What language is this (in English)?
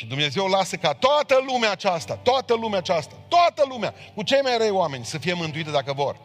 Romanian